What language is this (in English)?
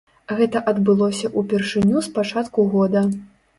Belarusian